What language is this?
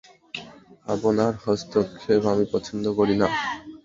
Bangla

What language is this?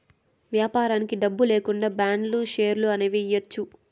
Telugu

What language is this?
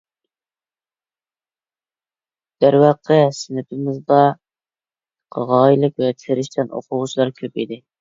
Uyghur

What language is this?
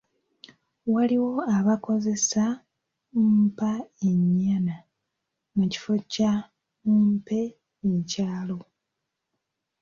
Ganda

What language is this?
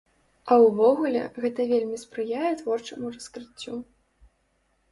Belarusian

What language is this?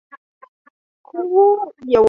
Chinese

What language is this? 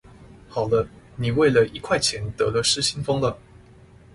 Chinese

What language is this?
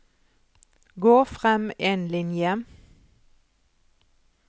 Norwegian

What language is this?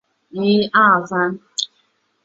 Chinese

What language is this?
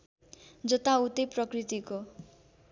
Nepali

